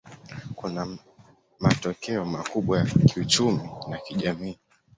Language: Swahili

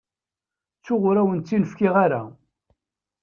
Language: Kabyle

